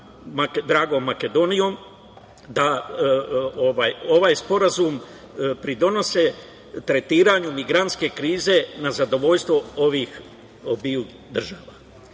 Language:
Serbian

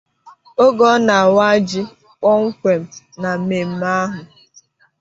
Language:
Igbo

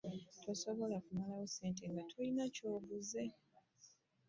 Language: Ganda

